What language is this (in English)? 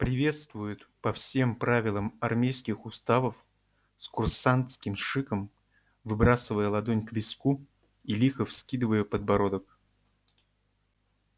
Russian